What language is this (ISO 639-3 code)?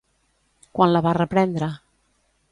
cat